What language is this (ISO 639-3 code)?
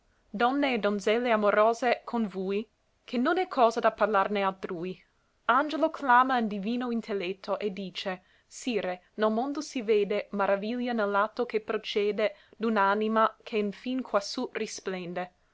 ita